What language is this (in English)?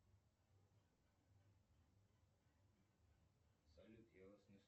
Russian